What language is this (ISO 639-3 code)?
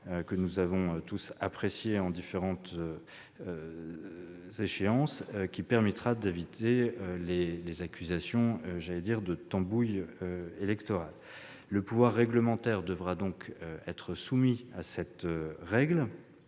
fra